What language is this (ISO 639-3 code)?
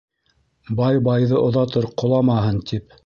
bak